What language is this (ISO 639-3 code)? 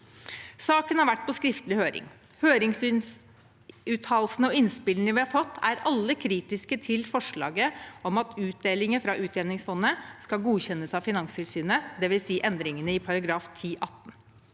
nor